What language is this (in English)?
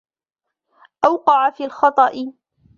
Arabic